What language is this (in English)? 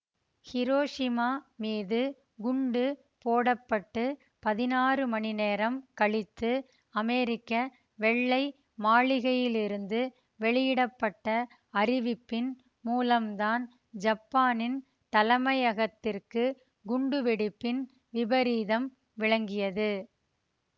Tamil